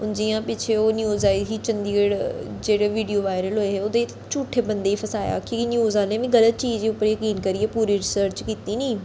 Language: Dogri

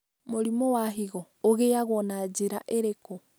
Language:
Kikuyu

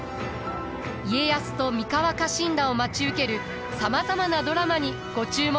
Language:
Japanese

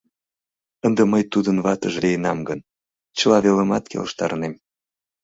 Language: Mari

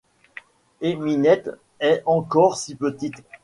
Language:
French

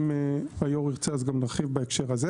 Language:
Hebrew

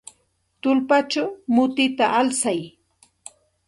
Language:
Santa Ana de Tusi Pasco Quechua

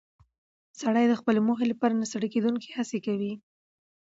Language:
Pashto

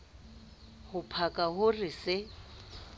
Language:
Southern Sotho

